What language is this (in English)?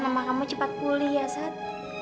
Indonesian